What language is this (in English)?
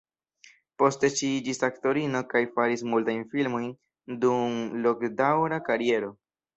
Esperanto